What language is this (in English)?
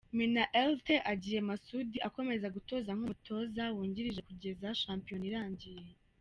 Kinyarwanda